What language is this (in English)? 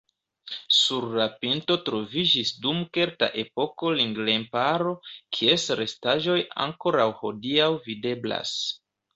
Esperanto